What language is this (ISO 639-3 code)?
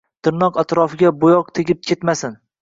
uzb